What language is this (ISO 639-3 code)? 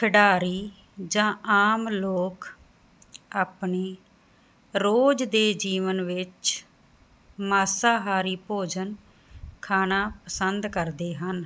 pan